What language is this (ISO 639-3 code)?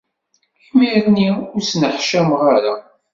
kab